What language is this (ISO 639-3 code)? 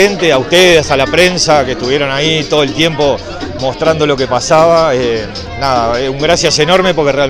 spa